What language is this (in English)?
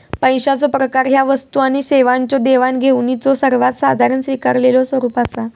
Marathi